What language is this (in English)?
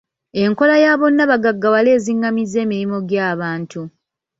Ganda